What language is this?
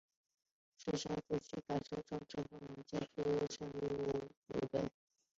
Chinese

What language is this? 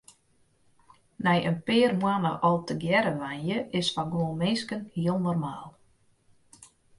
Western Frisian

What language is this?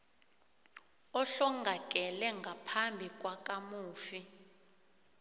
South Ndebele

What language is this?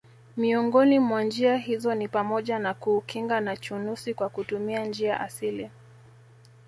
Swahili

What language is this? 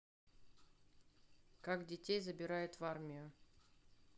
Russian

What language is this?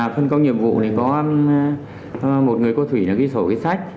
Vietnamese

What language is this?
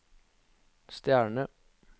Norwegian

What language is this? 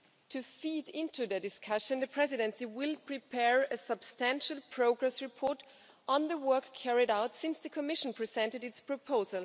English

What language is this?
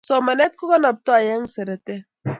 Kalenjin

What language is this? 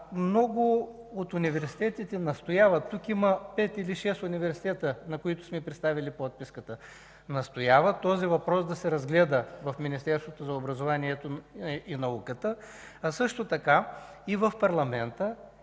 Bulgarian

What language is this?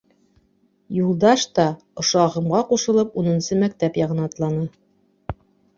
Bashkir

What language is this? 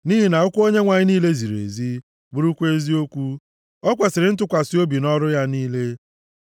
Igbo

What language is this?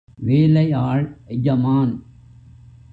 Tamil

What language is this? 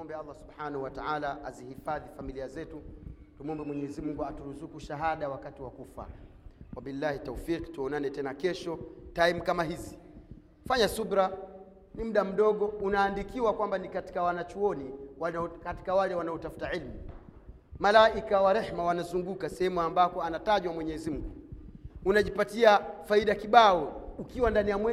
Swahili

